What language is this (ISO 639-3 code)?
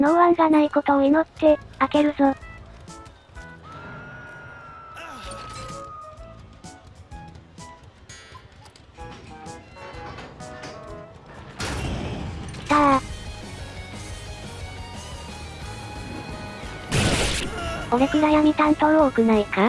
jpn